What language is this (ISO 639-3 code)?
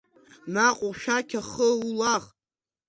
abk